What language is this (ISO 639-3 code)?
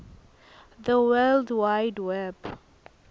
ssw